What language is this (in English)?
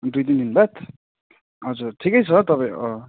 Nepali